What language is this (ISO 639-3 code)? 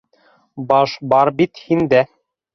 bak